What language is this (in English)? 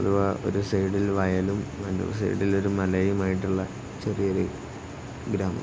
Malayalam